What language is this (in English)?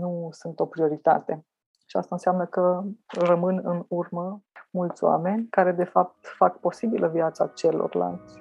Romanian